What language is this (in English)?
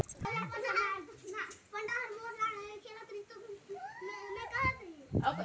Chhattisgarhi